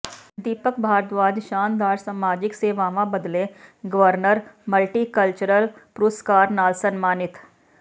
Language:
Punjabi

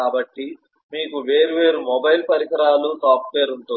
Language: Telugu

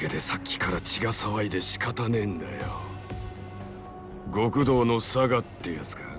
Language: Japanese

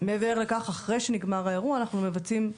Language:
Hebrew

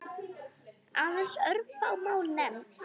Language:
Icelandic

